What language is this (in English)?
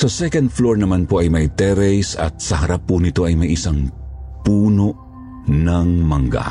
Filipino